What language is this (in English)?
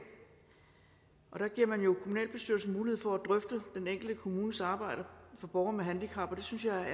Danish